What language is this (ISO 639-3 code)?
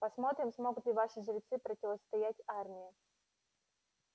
rus